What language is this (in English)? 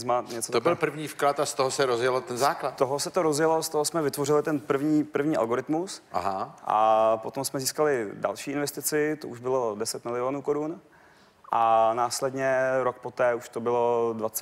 Czech